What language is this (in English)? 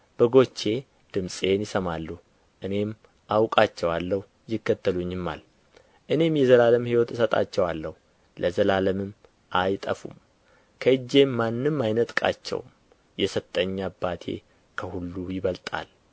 Amharic